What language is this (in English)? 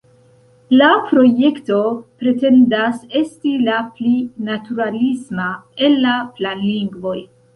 Esperanto